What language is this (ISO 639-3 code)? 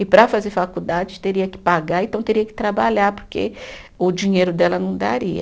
por